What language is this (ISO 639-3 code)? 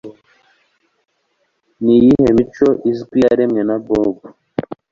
kin